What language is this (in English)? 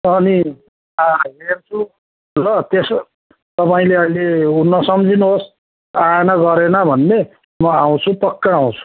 Nepali